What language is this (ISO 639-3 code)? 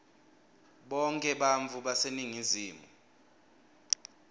ssw